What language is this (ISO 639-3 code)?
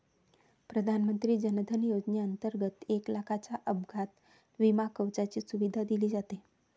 mar